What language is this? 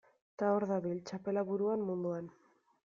Basque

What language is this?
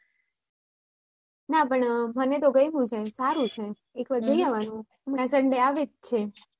Gujarati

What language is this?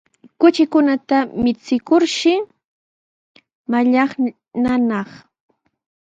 Sihuas Ancash Quechua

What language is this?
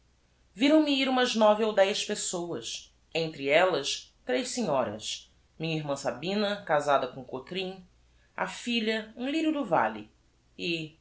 Portuguese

